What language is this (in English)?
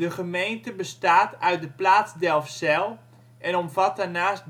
Dutch